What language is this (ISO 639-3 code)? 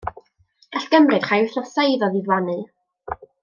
cym